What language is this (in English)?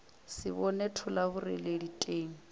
Northern Sotho